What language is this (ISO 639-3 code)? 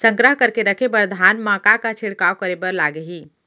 hne